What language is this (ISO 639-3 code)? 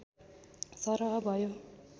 nep